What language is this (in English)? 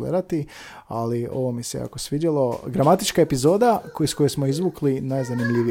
Croatian